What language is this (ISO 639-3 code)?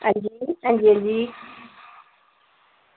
doi